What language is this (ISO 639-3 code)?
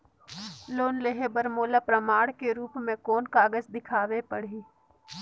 hne